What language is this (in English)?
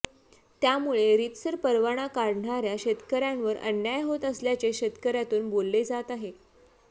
Marathi